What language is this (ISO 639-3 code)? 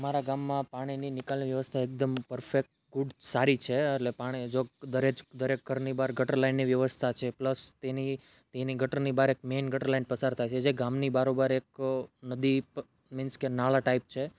guj